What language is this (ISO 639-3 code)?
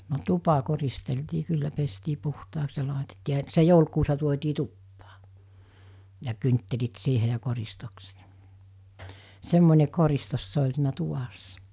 fin